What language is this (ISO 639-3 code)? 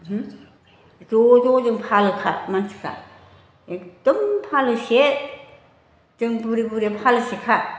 brx